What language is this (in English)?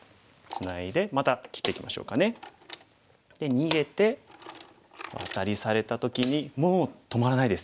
Japanese